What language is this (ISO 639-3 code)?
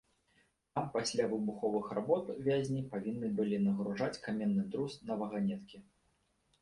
bel